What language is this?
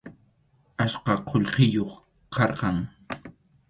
Arequipa-La Unión Quechua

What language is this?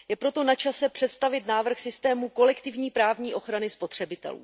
Czech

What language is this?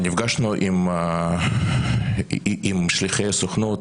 Hebrew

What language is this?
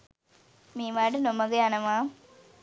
Sinhala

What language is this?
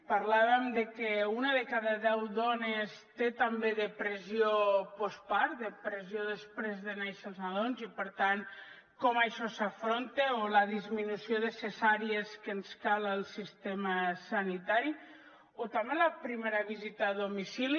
Catalan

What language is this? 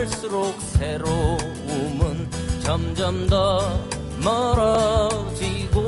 Korean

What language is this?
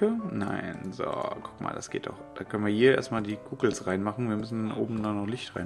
German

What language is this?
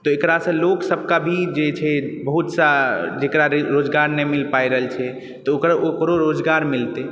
Maithili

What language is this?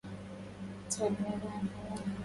Arabic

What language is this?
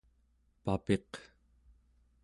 Central Yupik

